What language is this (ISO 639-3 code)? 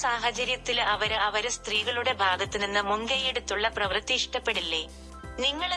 mal